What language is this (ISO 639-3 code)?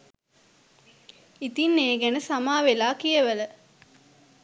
sin